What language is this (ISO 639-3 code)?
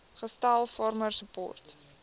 afr